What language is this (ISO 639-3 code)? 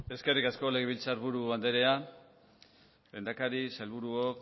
eus